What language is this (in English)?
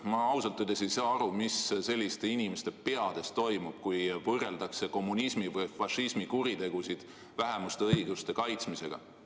Estonian